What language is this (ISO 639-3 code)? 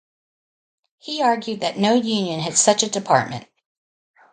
eng